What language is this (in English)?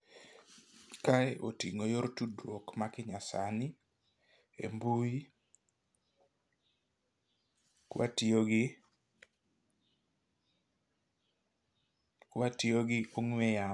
Luo (Kenya and Tanzania)